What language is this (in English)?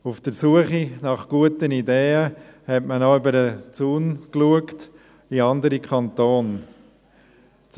Swiss German